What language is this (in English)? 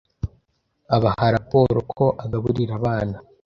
Kinyarwanda